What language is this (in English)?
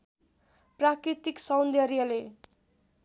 Nepali